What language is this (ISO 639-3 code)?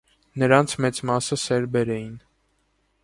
hye